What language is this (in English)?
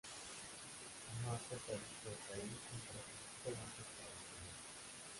Spanish